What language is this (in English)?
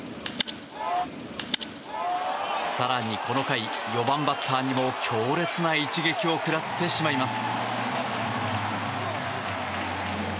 Japanese